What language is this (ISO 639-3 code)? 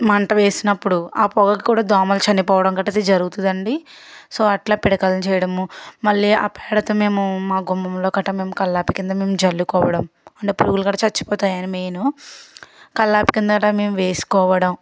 tel